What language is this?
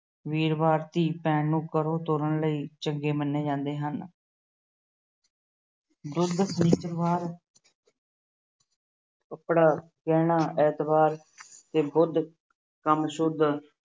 Punjabi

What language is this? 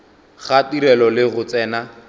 Northern Sotho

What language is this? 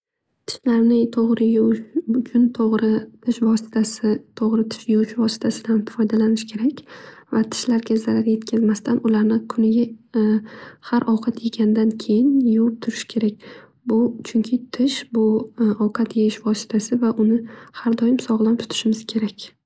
Uzbek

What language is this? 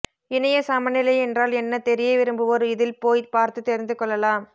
Tamil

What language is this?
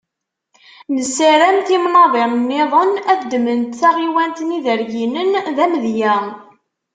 Kabyle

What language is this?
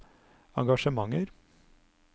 Norwegian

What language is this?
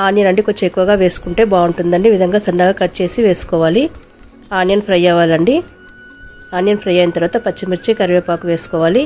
Telugu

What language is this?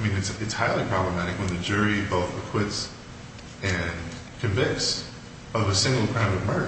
English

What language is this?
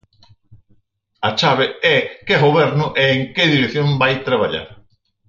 Galician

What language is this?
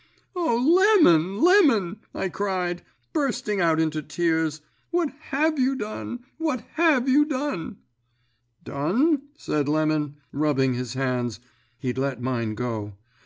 English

